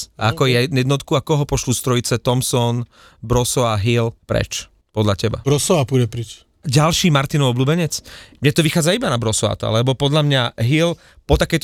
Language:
Slovak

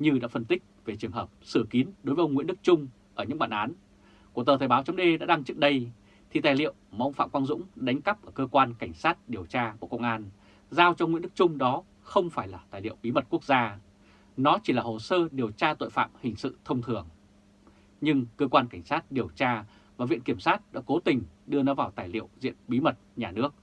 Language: Vietnamese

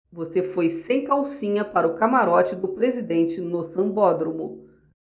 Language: Portuguese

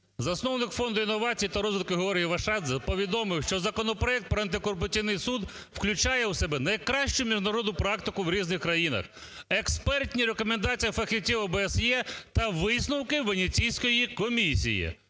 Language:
Ukrainian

